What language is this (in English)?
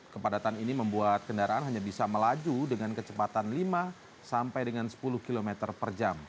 Indonesian